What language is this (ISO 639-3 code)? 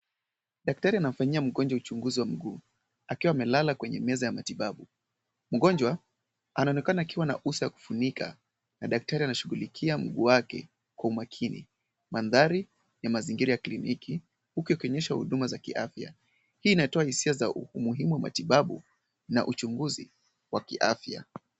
swa